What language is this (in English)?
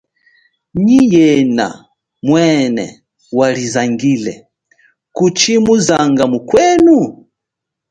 Chokwe